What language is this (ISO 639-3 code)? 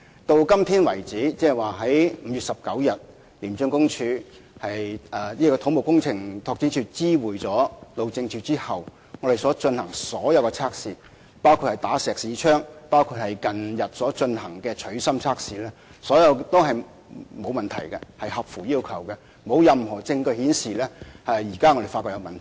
yue